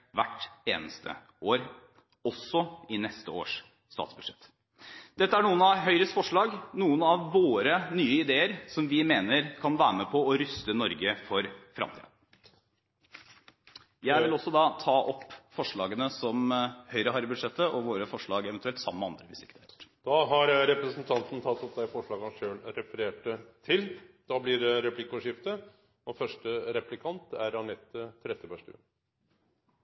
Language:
Norwegian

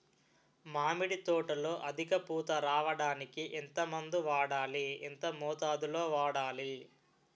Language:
Telugu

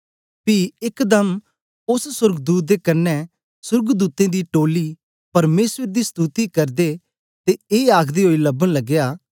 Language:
Dogri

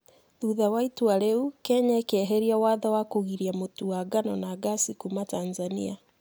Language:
Kikuyu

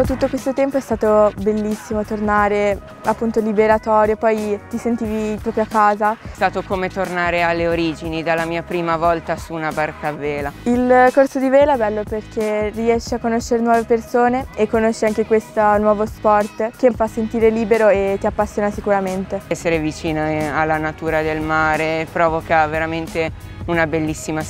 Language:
Italian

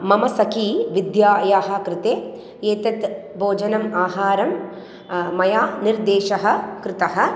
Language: Sanskrit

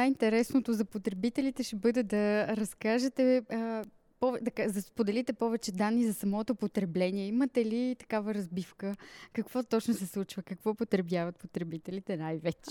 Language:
Bulgarian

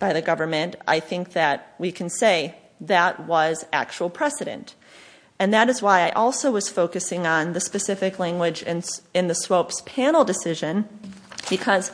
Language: English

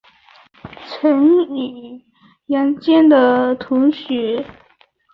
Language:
Chinese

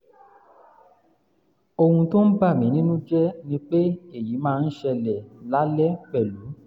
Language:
Yoruba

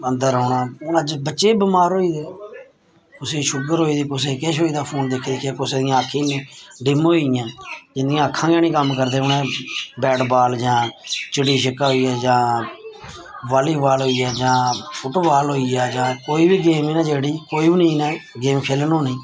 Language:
Dogri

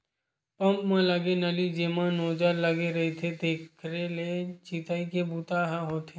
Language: Chhattisgarhi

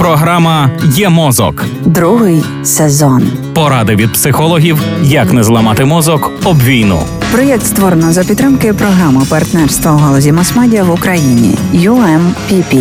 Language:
Ukrainian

